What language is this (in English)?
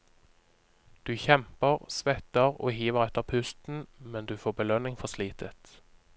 Norwegian